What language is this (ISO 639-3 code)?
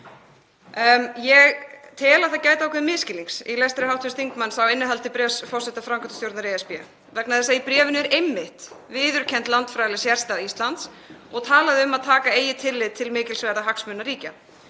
isl